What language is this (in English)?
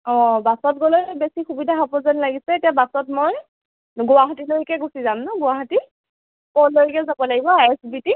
Assamese